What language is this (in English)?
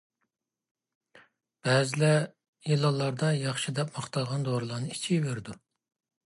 Uyghur